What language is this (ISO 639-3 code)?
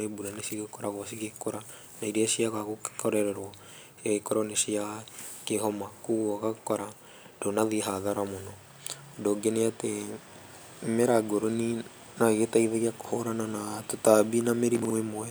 kik